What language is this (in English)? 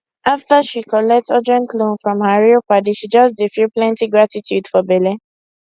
Nigerian Pidgin